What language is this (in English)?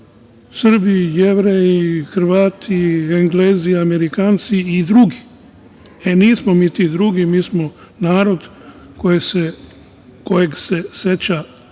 Serbian